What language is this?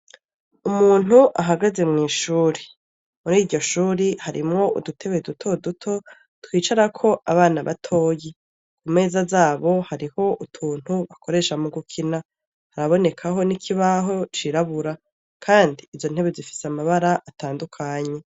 Rundi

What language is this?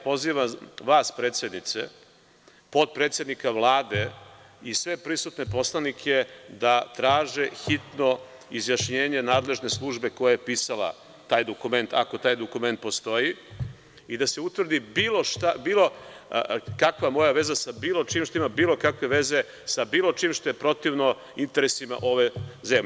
Serbian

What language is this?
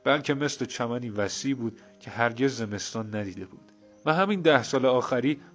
Persian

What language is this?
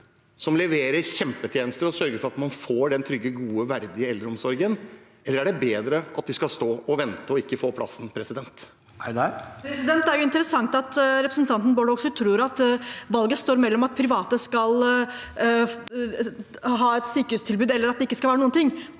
Norwegian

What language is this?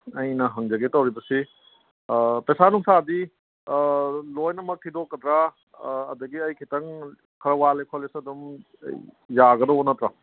Manipuri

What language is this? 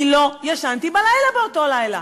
Hebrew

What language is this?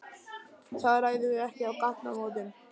Icelandic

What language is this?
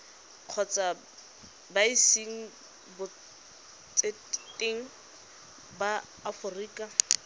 Tswana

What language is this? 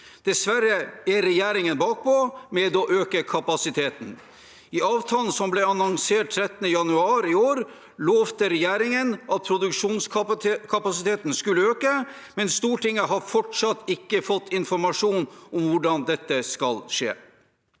Norwegian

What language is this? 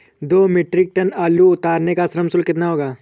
Hindi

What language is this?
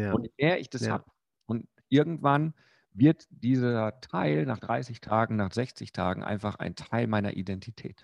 German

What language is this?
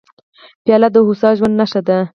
Pashto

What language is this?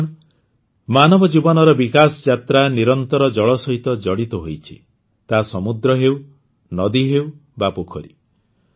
Odia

